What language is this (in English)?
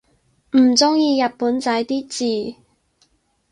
Cantonese